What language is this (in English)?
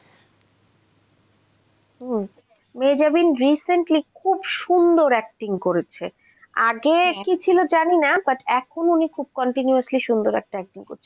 Bangla